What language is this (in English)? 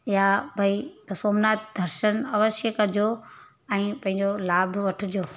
Sindhi